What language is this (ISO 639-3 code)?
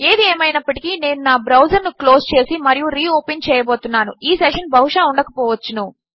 tel